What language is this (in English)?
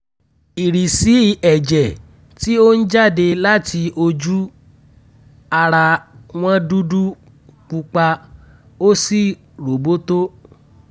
Yoruba